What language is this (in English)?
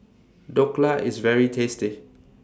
English